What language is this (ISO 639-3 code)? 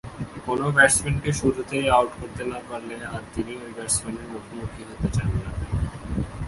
ben